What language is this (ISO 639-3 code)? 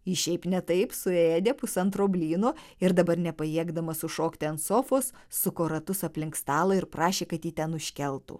lit